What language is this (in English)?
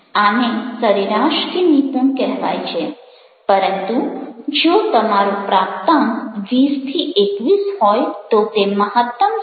Gujarati